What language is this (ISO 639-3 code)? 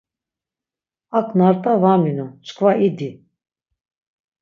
lzz